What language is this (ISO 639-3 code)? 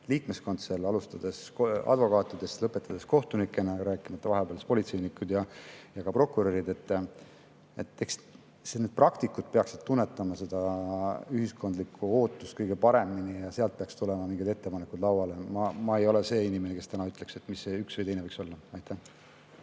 est